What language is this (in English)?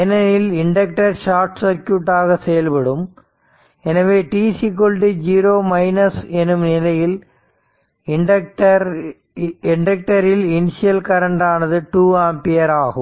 Tamil